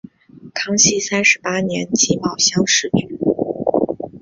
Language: Chinese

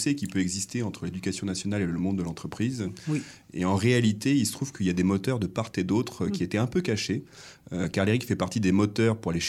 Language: French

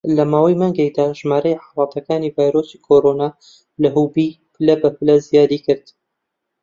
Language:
Central Kurdish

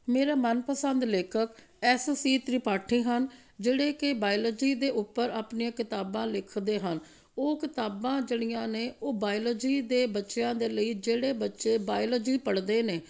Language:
Punjabi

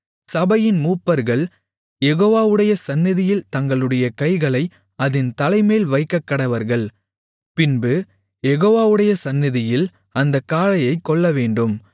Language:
Tamil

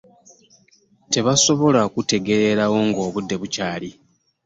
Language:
Ganda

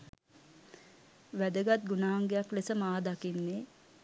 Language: Sinhala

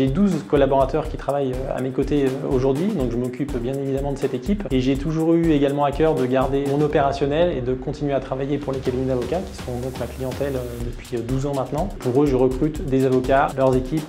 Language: French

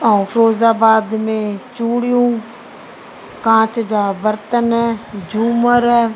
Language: Sindhi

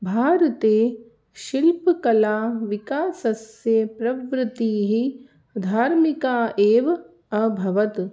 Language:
Sanskrit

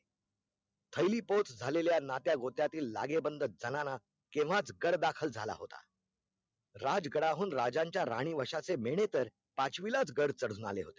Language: Marathi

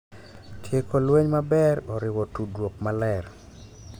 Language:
Luo (Kenya and Tanzania)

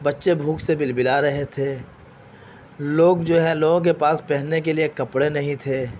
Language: Urdu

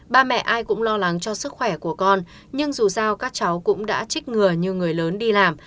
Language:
Vietnamese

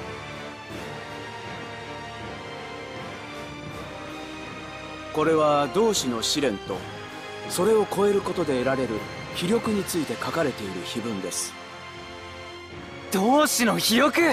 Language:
Japanese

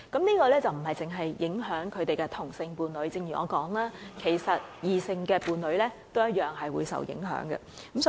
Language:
Cantonese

